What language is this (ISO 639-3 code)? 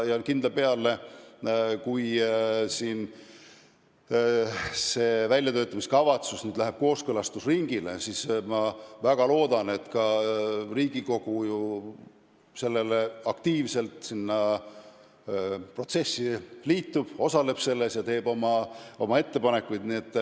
est